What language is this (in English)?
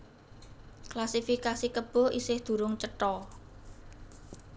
Javanese